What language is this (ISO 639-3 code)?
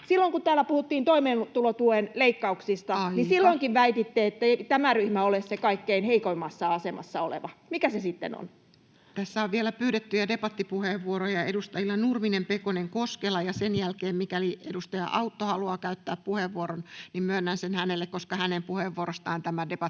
fin